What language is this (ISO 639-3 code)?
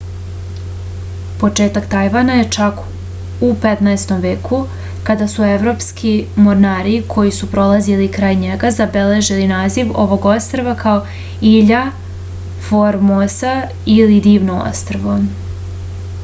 srp